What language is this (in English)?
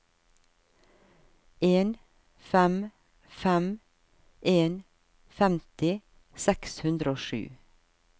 Norwegian